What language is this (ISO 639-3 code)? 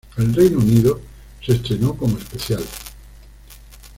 spa